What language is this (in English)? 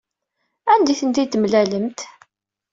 Kabyle